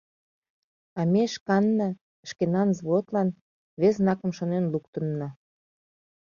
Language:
Mari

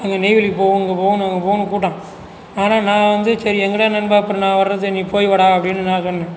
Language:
Tamil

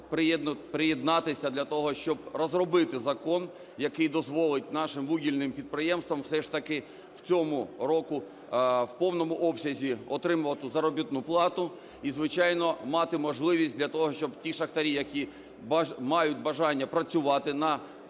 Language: Ukrainian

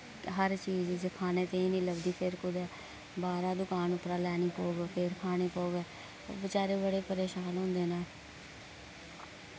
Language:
Dogri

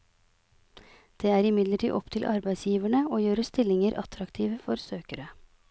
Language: Norwegian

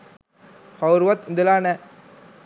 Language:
Sinhala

